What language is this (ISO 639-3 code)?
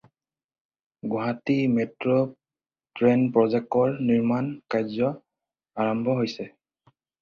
asm